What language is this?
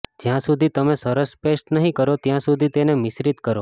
Gujarati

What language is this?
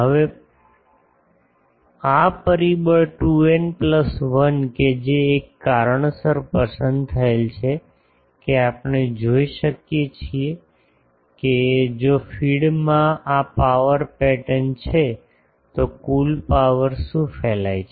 Gujarati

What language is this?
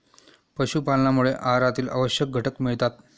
Marathi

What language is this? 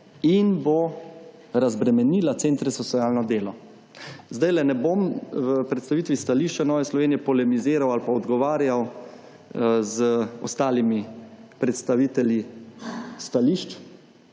Slovenian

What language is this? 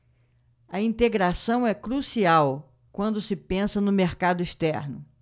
Portuguese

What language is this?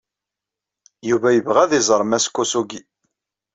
Kabyle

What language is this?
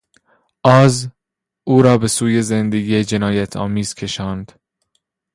Persian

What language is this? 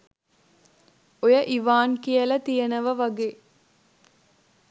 Sinhala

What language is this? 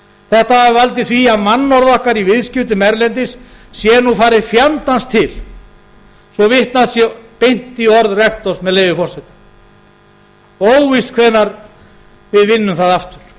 Icelandic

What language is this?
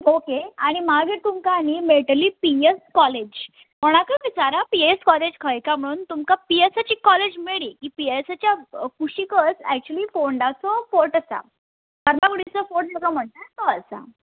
Konkani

